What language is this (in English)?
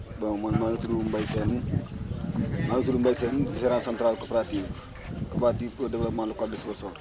Wolof